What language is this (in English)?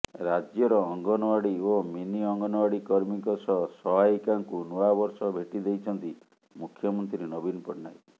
Odia